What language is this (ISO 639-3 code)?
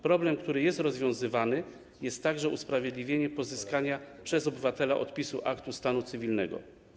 pol